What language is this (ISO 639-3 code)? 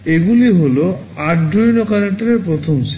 ben